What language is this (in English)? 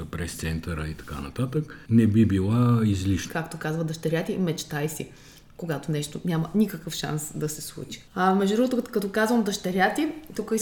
Bulgarian